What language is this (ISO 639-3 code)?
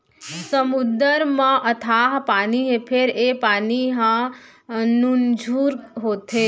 hne